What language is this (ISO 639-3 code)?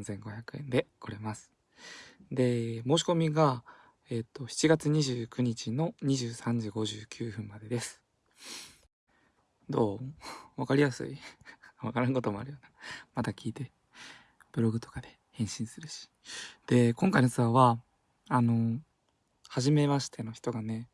jpn